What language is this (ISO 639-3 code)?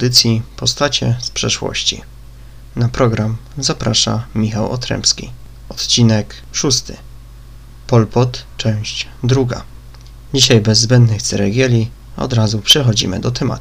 pol